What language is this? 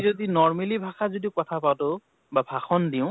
Assamese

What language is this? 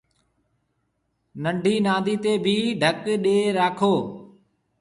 Marwari (Pakistan)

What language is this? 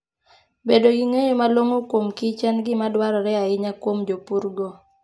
Luo (Kenya and Tanzania)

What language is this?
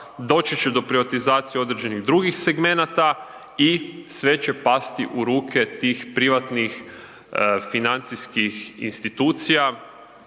Croatian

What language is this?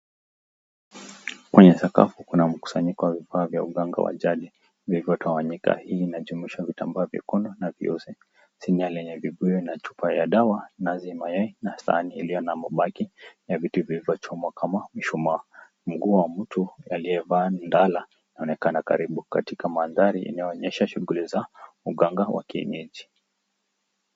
Swahili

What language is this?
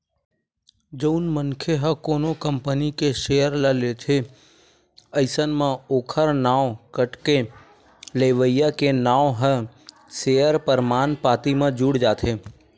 Chhattisgarhi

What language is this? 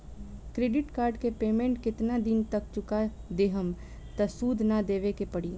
Bhojpuri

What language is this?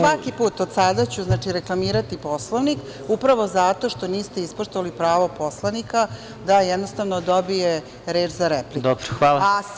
Serbian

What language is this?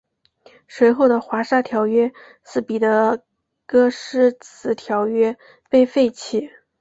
Chinese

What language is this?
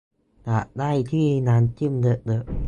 Thai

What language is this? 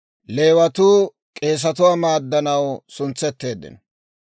Dawro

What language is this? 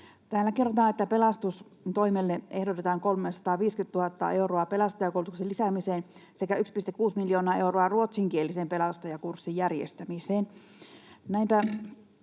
Finnish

